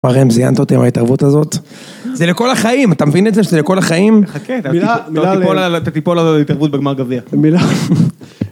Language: Hebrew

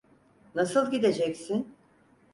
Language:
Turkish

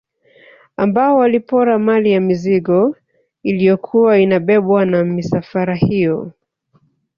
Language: Swahili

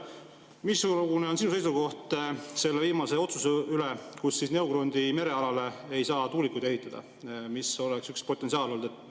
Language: Estonian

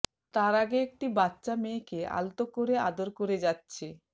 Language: Bangla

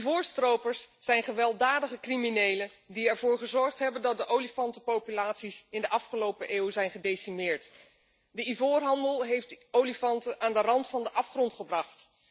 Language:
Dutch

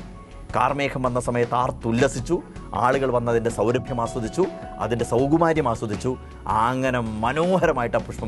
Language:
Vietnamese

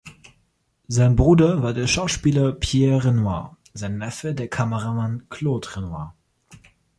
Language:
German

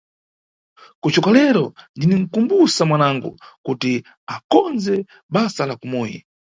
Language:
Nyungwe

